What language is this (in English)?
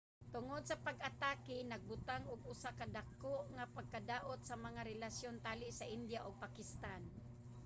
Cebuano